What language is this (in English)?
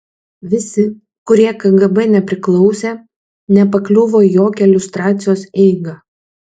Lithuanian